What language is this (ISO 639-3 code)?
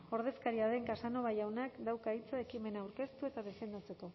eus